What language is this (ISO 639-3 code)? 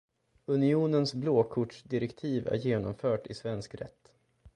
swe